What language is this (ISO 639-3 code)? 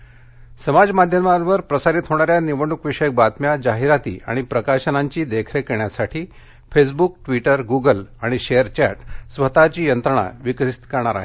mar